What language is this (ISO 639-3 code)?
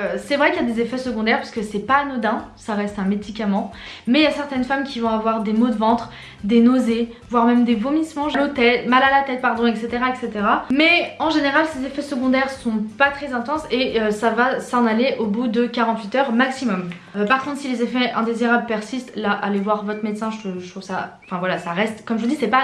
fra